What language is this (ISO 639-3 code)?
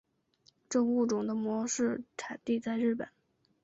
zho